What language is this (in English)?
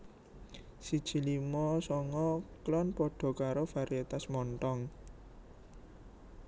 Javanese